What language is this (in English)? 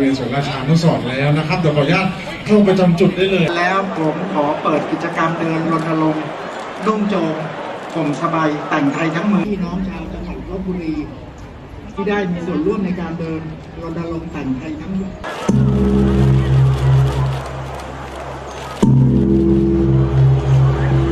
Thai